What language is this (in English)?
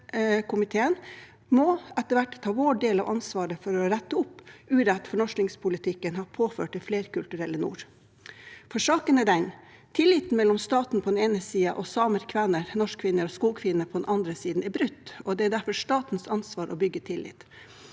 Norwegian